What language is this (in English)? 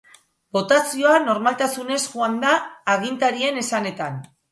Basque